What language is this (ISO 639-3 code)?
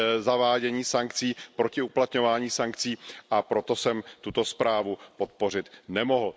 ces